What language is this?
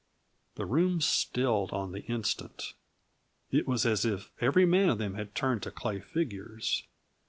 English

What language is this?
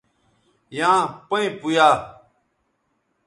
Bateri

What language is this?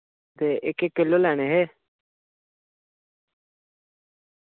Dogri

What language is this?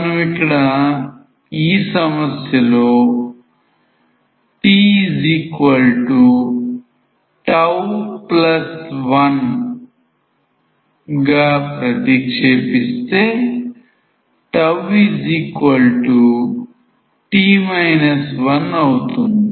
Telugu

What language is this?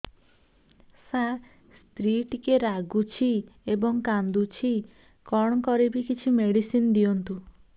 Odia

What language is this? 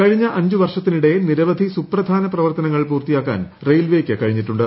Malayalam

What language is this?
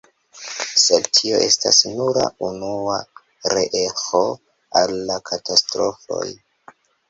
Esperanto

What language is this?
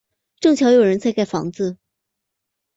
Chinese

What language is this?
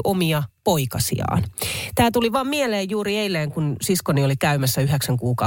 Finnish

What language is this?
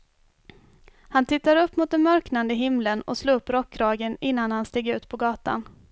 Swedish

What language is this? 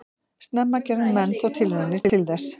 Icelandic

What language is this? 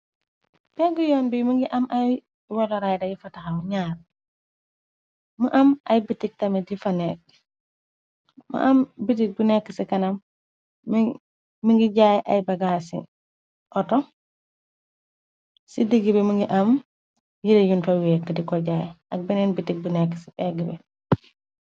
Wolof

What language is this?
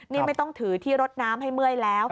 Thai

